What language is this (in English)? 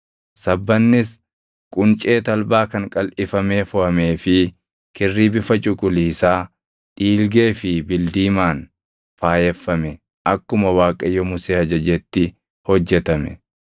Oromo